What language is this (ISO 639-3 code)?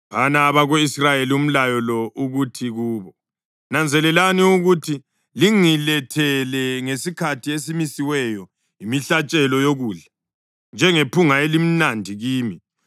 nde